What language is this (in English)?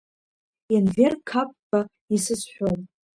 Abkhazian